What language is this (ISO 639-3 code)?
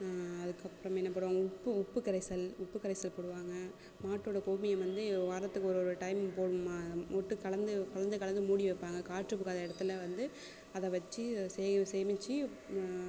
tam